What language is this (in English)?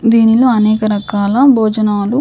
Telugu